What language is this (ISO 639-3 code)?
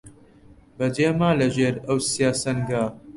ckb